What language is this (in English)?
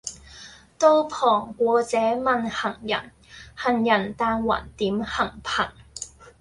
Cantonese